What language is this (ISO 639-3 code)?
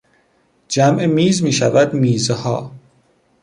fas